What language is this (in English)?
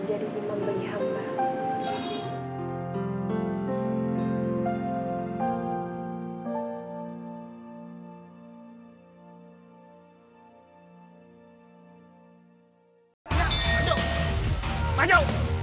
Indonesian